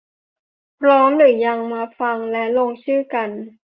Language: Thai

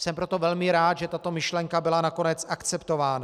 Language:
Czech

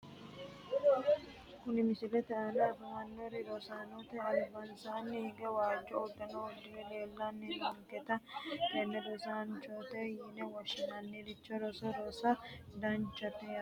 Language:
Sidamo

